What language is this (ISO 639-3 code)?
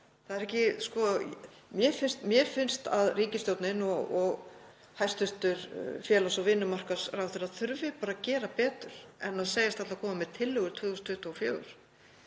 isl